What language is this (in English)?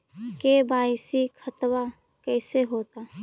Magahi